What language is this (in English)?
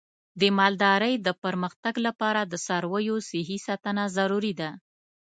Pashto